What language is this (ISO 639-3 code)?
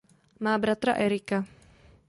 ces